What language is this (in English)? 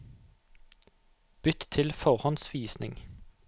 Norwegian